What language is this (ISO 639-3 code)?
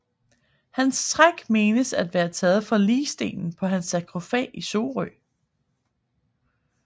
dan